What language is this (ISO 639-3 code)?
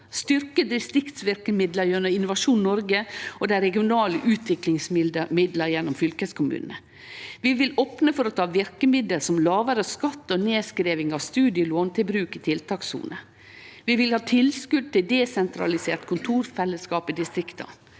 nor